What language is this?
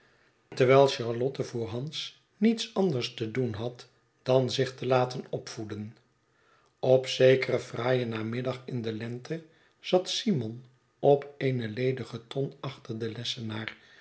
Dutch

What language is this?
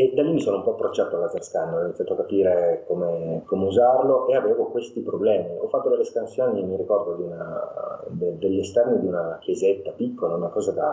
Italian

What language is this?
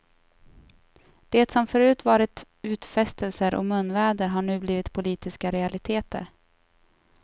Swedish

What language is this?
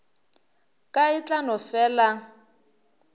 Northern Sotho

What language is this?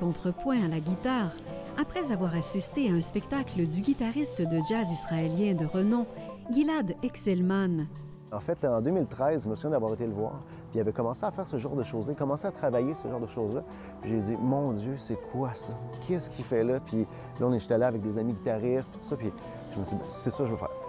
French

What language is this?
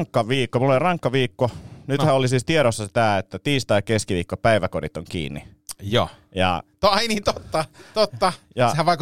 Finnish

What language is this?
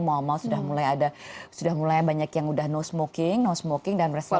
Indonesian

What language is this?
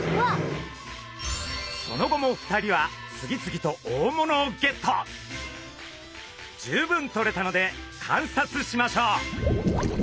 Japanese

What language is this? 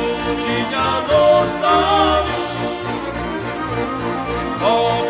Slovak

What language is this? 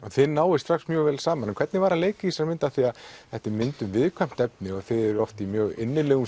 Icelandic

